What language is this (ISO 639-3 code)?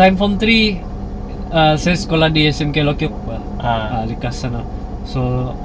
msa